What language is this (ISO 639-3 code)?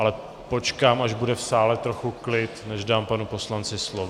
ces